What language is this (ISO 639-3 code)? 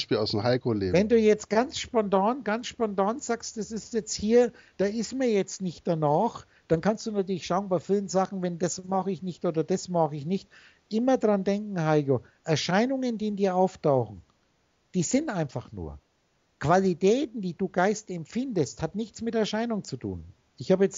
deu